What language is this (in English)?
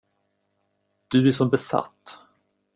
Swedish